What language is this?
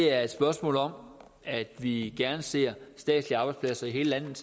Danish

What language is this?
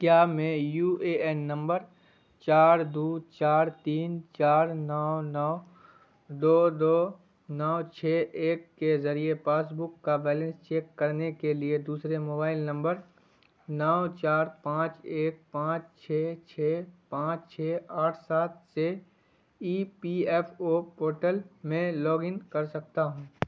Urdu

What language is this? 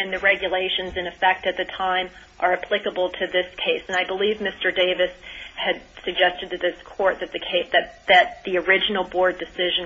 English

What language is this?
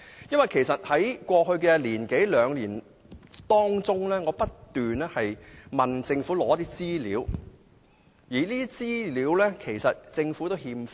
Cantonese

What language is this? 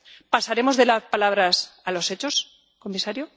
Spanish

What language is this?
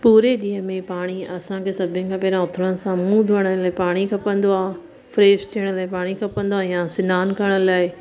Sindhi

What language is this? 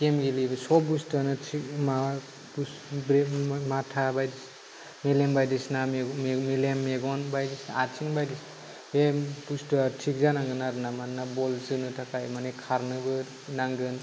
Bodo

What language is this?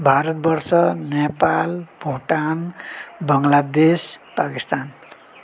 Nepali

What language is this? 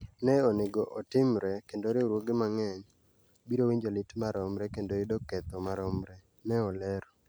Luo (Kenya and Tanzania)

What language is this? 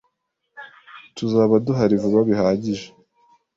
Kinyarwanda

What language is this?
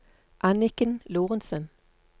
Norwegian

